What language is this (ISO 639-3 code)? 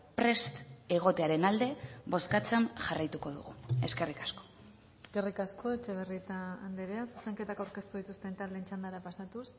eus